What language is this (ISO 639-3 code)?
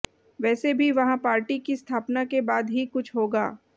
hin